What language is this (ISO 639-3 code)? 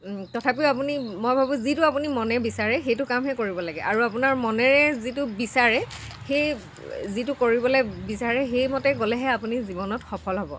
asm